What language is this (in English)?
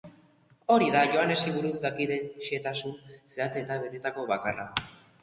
Basque